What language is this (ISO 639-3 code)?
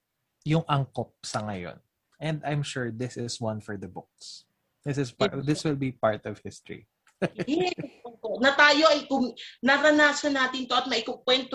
fil